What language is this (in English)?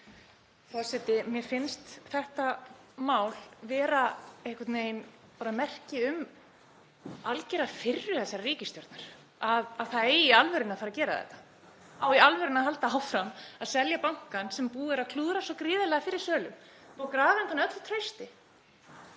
Icelandic